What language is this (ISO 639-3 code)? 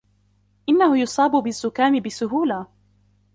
ara